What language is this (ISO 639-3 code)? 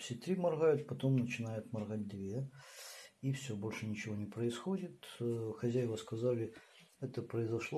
rus